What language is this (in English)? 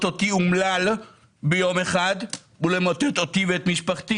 Hebrew